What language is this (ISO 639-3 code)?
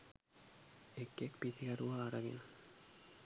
sin